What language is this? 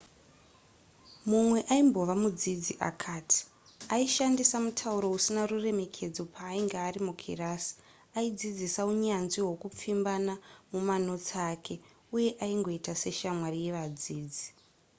Shona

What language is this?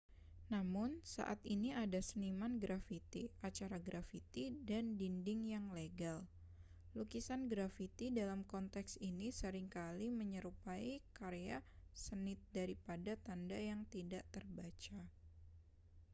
Indonesian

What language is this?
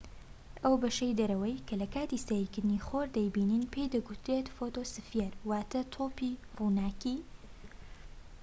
Central Kurdish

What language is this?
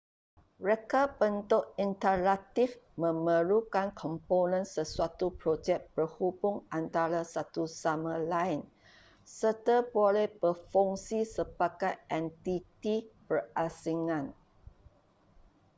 Malay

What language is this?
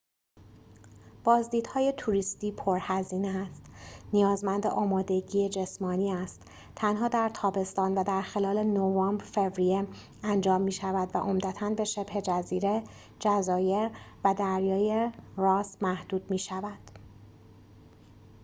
Persian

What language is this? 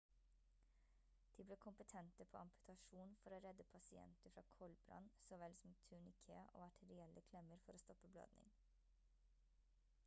Norwegian Bokmål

